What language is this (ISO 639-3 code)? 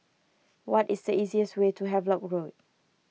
eng